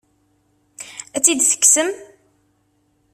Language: Kabyle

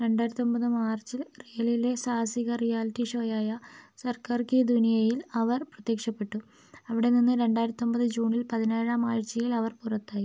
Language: Malayalam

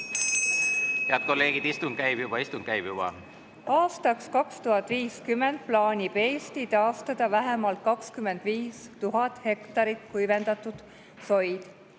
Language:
Estonian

